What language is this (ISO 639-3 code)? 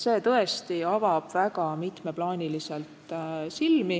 est